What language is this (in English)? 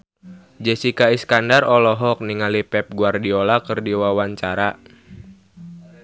Sundanese